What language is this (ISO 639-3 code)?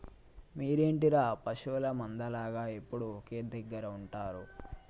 tel